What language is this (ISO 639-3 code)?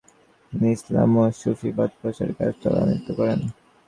ben